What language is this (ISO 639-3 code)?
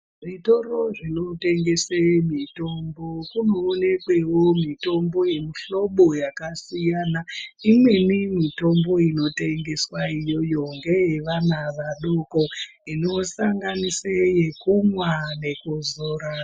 ndc